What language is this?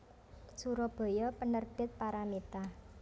Javanese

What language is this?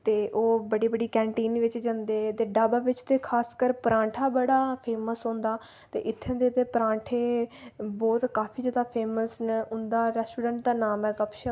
Dogri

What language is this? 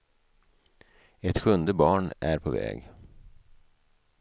Swedish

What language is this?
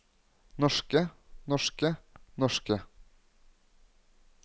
Norwegian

